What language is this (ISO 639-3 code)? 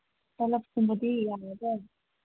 mni